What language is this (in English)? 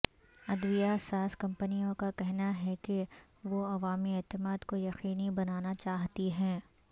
Urdu